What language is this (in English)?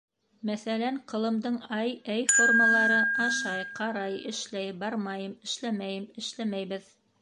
Bashkir